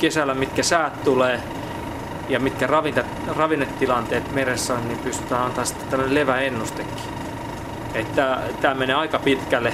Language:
Finnish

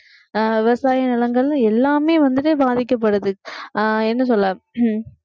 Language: Tamil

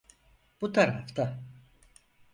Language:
Turkish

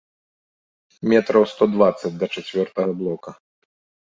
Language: Belarusian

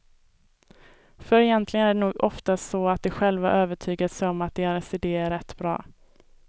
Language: Swedish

